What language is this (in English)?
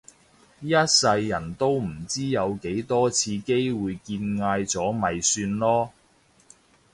Cantonese